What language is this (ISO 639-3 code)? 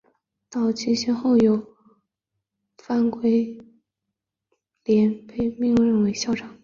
zho